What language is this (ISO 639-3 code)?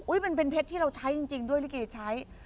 tha